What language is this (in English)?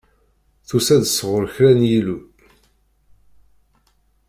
Kabyle